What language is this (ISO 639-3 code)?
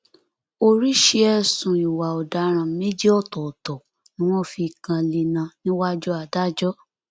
yor